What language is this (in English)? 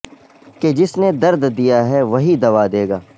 Urdu